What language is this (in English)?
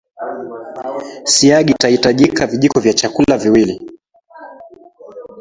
Swahili